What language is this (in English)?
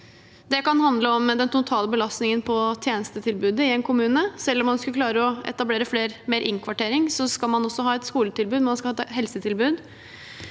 Norwegian